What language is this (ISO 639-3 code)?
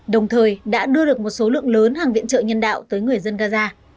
vie